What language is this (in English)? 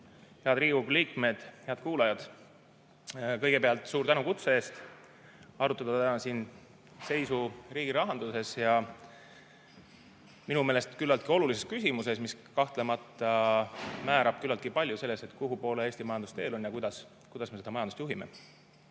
Estonian